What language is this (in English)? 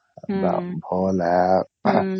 Odia